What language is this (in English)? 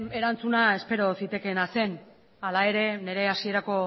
Basque